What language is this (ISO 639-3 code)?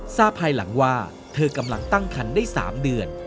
tha